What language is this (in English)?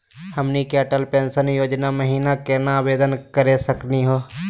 Magahi